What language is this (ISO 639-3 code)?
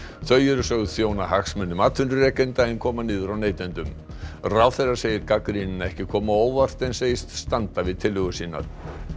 isl